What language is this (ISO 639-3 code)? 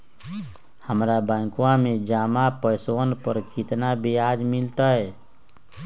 mag